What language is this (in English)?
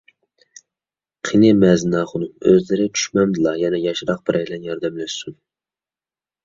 Uyghur